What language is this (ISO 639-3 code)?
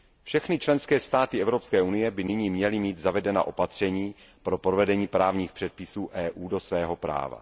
ces